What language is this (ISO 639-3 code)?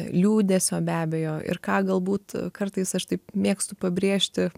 lit